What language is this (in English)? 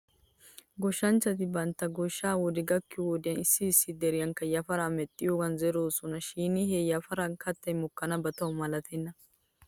Wolaytta